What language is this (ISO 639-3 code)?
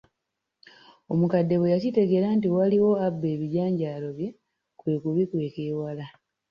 lug